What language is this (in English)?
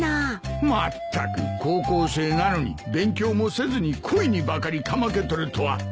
Japanese